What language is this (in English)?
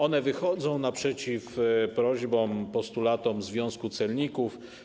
Polish